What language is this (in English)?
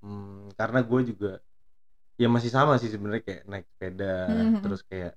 Indonesian